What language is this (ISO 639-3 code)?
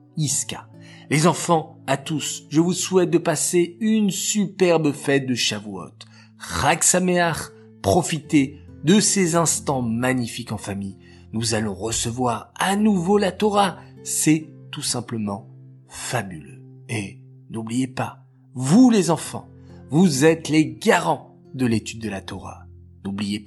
fra